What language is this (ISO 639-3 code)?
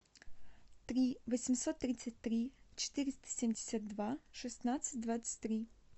rus